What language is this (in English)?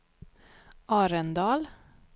Swedish